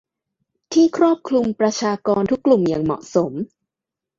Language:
Thai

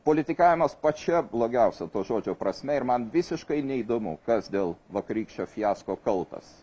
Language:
Lithuanian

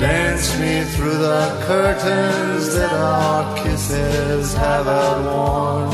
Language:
Turkish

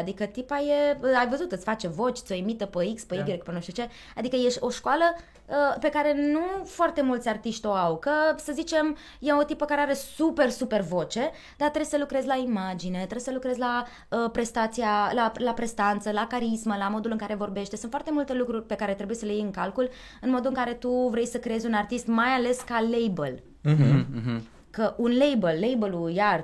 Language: Romanian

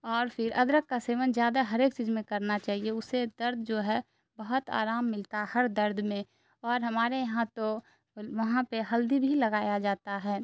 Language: Urdu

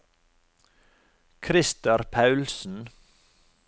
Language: Norwegian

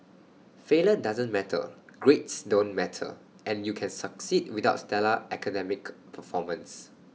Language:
English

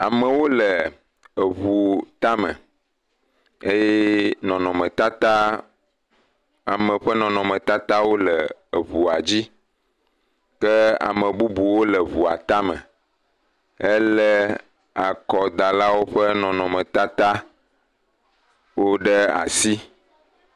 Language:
Ewe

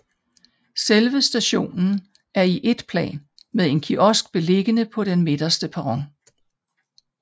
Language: Danish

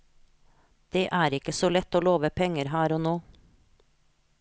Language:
Norwegian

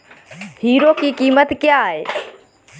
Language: Hindi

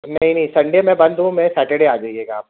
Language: Urdu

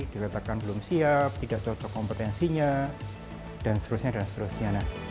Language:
Indonesian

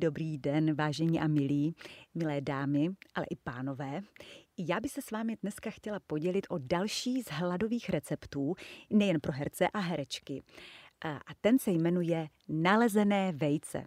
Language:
Czech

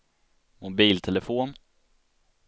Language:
Swedish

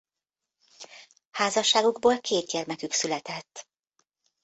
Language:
Hungarian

